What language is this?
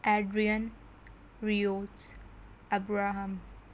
Urdu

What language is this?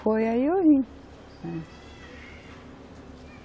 Portuguese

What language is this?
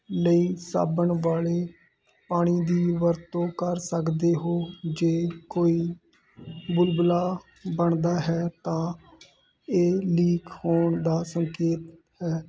Punjabi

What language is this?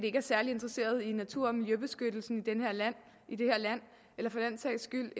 Danish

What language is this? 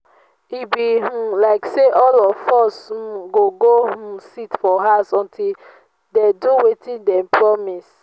Nigerian Pidgin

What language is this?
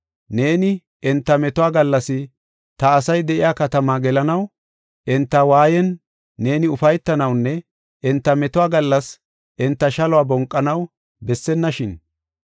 Gofa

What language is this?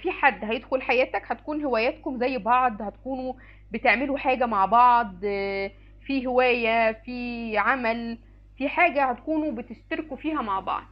Arabic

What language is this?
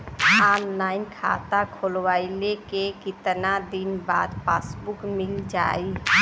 Bhojpuri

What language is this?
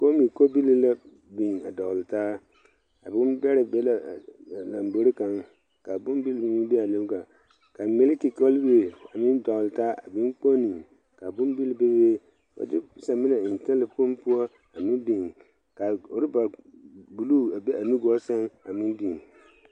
Southern Dagaare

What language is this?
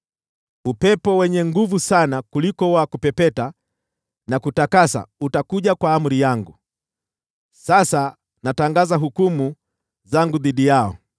Swahili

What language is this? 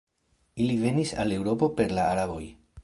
Esperanto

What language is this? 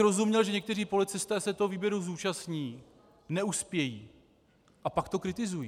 Czech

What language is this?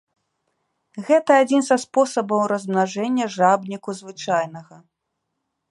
Belarusian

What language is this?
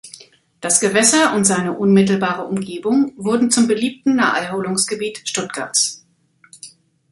German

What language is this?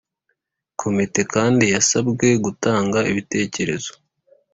Kinyarwanda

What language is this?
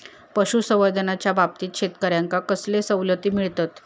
Marathi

